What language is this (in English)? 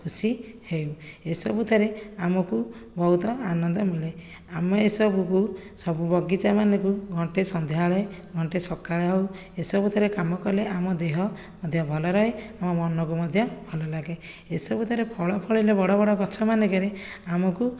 Odia